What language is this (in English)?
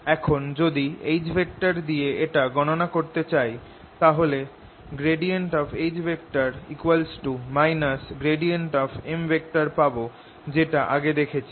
Bangla